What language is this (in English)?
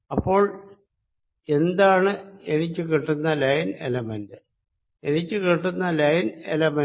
Malayalam